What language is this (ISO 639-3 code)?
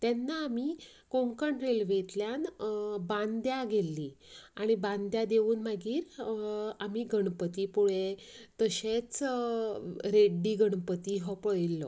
kok